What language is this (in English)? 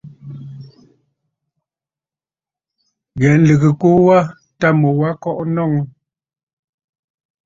Bafut